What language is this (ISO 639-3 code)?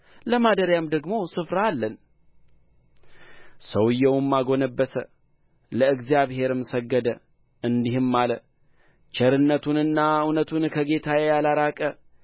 amh